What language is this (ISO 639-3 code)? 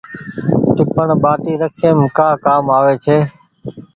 gig